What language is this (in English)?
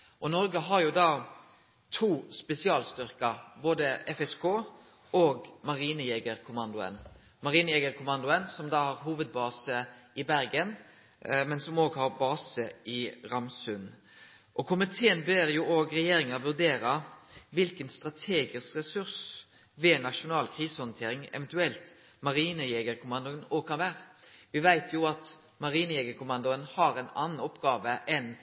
Norwegian Nynorsk